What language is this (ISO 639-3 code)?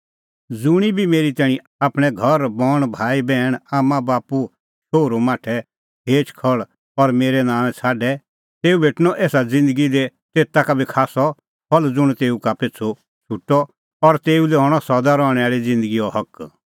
kfx